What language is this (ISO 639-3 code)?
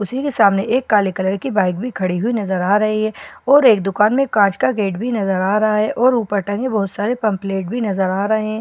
hin